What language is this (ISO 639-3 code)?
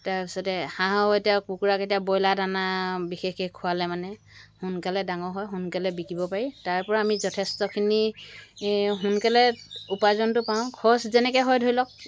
asm